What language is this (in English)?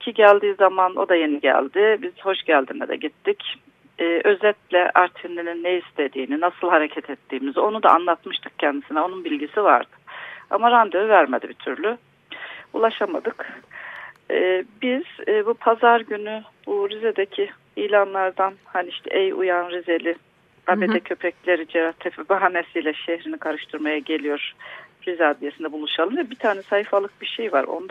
Turkish